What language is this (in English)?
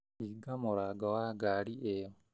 Kikuyu